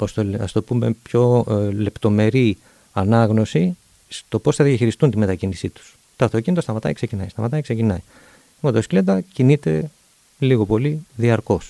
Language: Greek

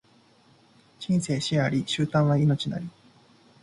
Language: Japanese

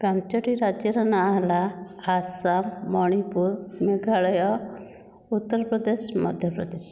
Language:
Odia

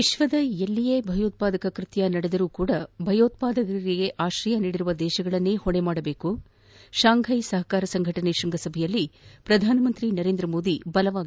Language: Kannada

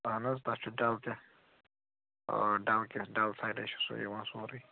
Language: Kashmiri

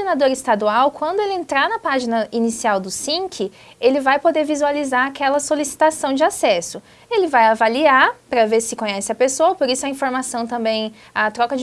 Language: Portuguese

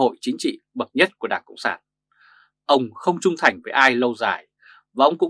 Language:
Vietnamese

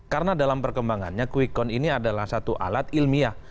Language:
Indonesian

